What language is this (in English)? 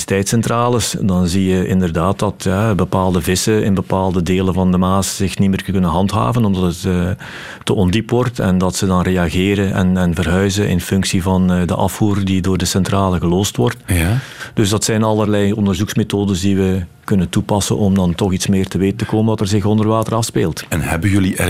Dutch